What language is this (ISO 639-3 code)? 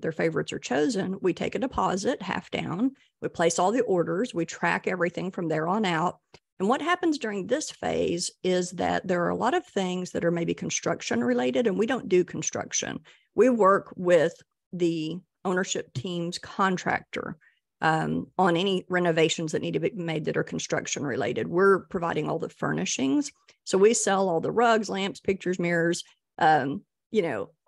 eng